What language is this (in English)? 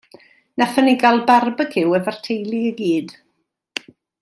Welsh